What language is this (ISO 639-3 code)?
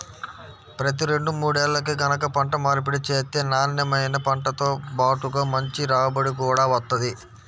tel